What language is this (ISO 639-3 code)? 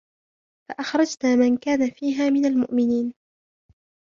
ara